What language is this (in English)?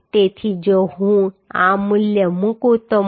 Gujarati